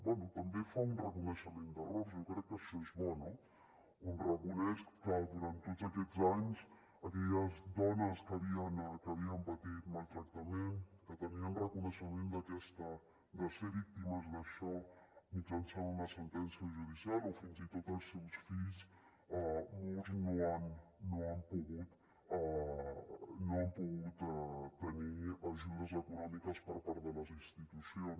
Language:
Catalan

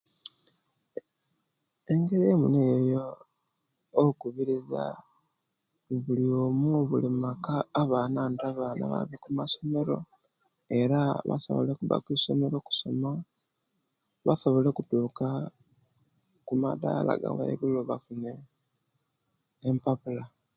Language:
Kenyi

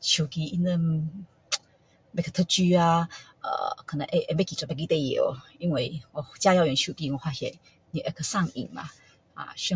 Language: Min Dong Chinese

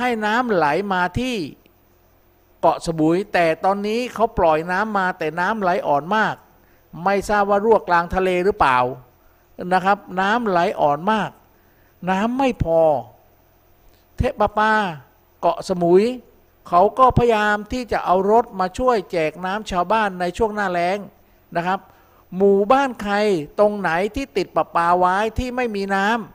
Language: Thai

